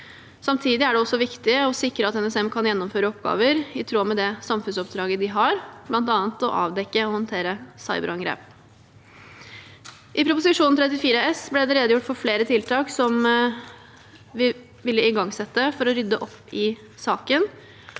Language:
Norwegian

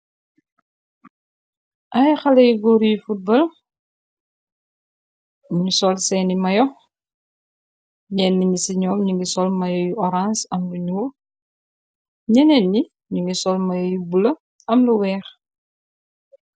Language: Wolof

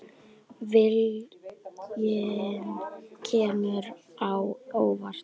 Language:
Icelandic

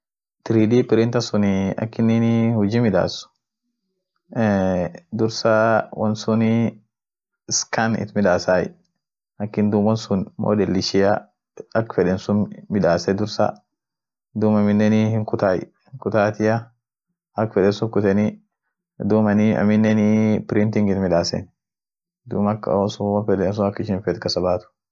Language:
Orma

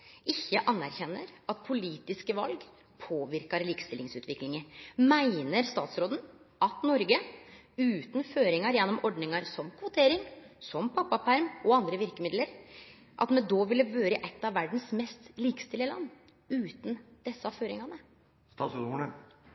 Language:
Norwegian Nynorsk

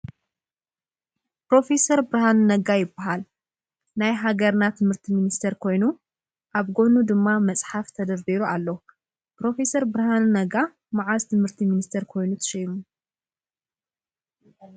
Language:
Tigrinya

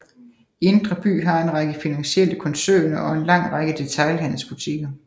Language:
Danish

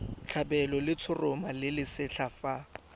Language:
Tswana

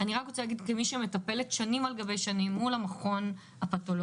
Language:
Hebrew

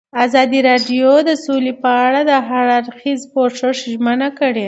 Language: Pashto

